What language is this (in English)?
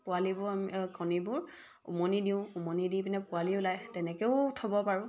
Assamese